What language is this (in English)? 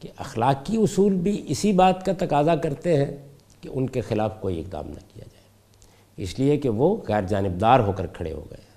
Urdu